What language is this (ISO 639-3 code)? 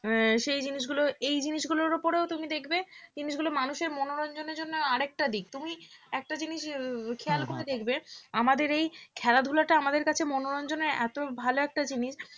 ben